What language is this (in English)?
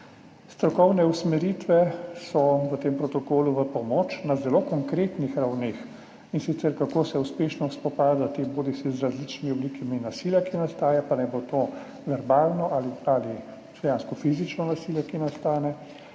Slovenian